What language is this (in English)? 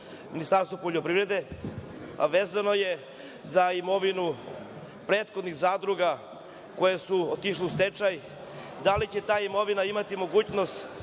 Serbian